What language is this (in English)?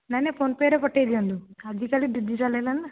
Odia